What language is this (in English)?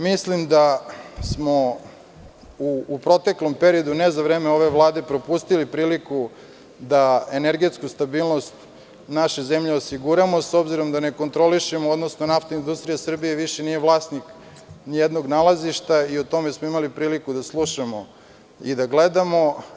Serbian